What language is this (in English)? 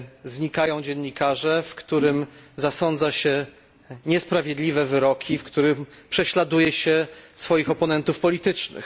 Polish